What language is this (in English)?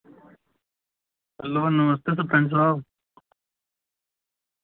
Dogri